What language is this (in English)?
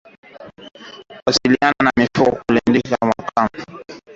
Swahili